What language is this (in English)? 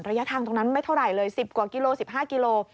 Thai